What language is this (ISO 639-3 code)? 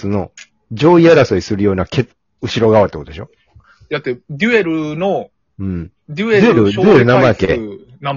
jpn